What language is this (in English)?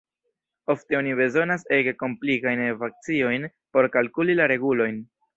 Esperanto